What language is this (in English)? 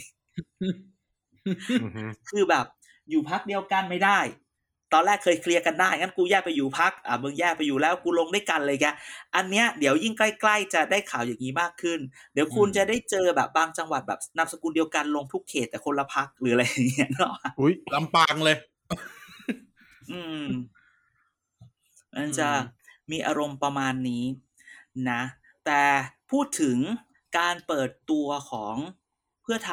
Thai